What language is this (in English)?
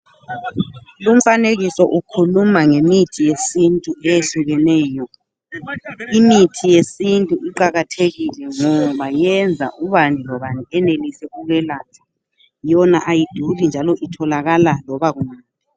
North Ndebele